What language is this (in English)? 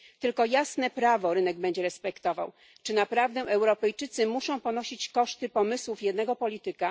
Polish